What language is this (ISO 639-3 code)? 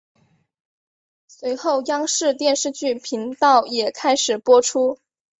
zho